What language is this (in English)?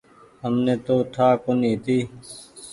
Goaria